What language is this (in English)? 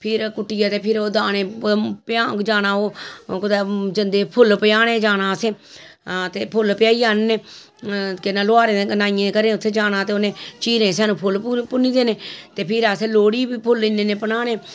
Dogri